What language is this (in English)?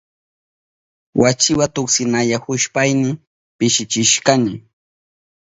Southern Pastaza Quechua